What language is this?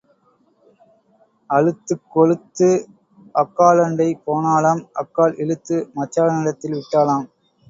Tamil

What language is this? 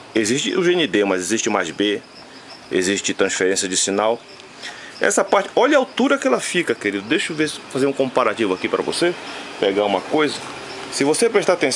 Portuguese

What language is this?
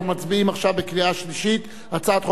Hebrew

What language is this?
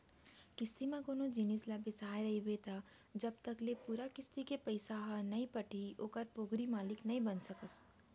Chhattisgarhi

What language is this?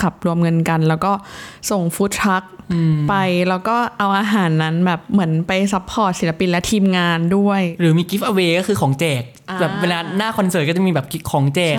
Thai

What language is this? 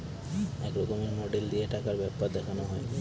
Bangla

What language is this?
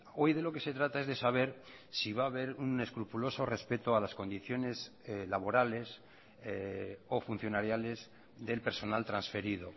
Spanish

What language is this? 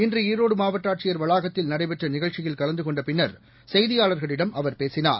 Tamil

